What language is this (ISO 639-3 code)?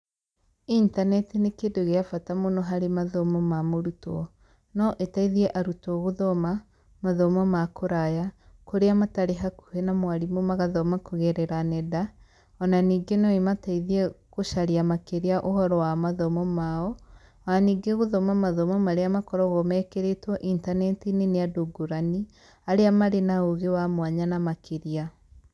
kik